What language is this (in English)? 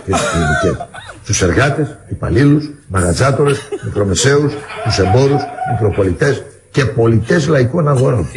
Greek